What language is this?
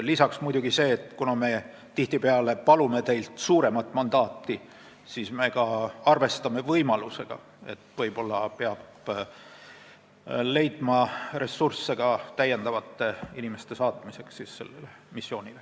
Estonian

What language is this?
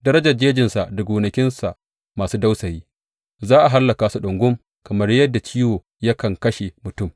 Hausa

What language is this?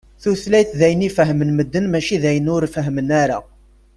Kabyle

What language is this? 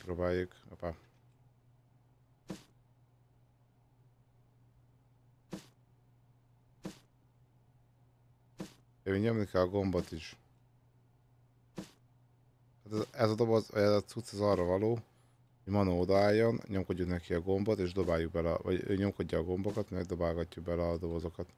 Hungarian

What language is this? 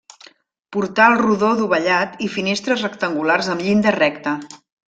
Catalan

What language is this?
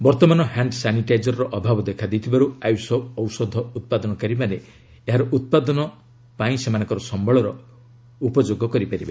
Odia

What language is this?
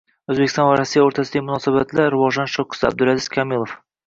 Uzbek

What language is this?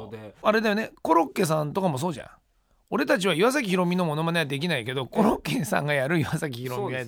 Japanese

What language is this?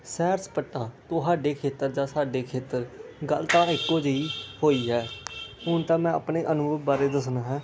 Punjabi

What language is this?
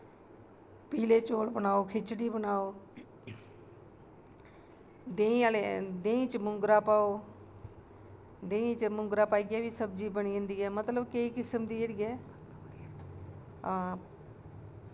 Dogri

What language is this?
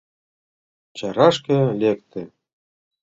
Mari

